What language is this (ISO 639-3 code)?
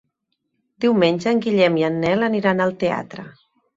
cat